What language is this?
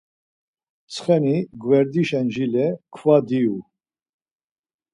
Laz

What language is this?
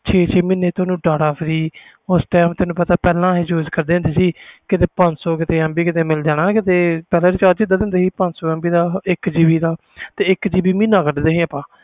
Punjabi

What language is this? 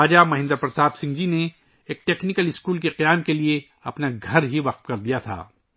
Urdu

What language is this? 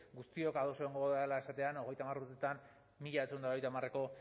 Basque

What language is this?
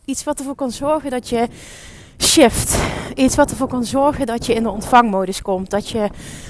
Dutch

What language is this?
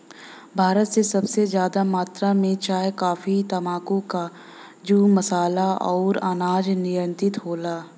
Bhojpuri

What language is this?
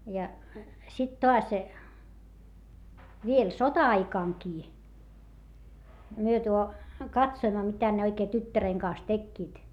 Finnish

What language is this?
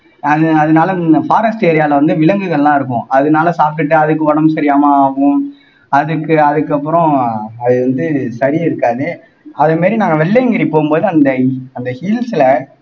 Tamil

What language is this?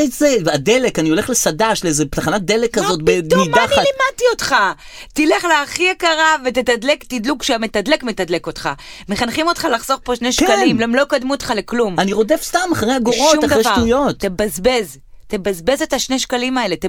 Hebrew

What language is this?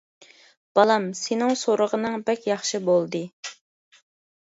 Uyghur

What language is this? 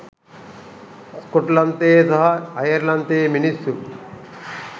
Sinhala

